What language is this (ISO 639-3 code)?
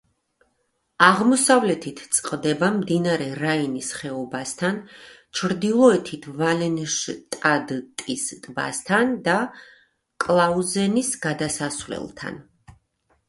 kat